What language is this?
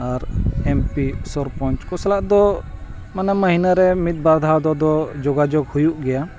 Santali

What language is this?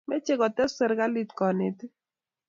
Kalenjin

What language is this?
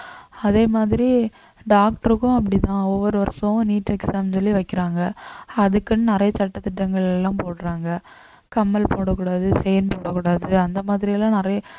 Tamil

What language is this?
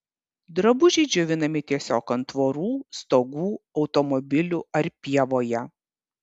Lithuanian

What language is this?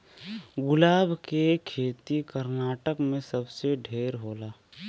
Bhojpuri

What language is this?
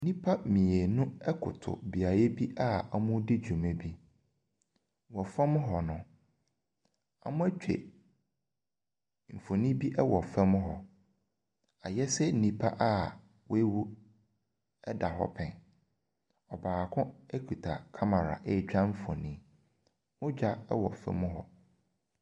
Akan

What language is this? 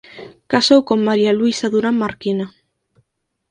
Galician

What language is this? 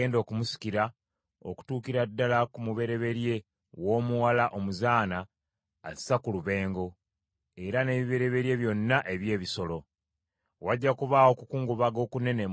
Ganda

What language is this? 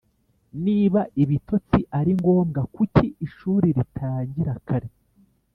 Kinyarwanda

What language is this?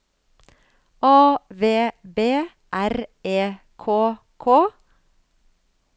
Norwegian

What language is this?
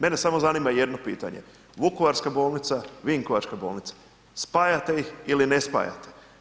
Croatian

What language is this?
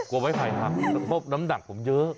Thai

